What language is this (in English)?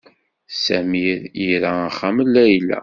Kabyle